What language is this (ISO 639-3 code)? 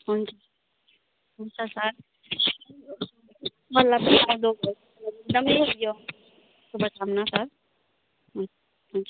nep